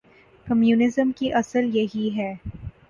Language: Urdu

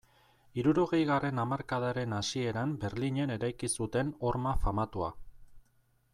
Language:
Basque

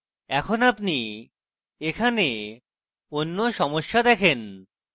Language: Bangla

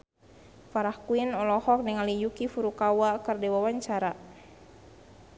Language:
Sundanese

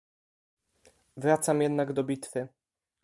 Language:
Polish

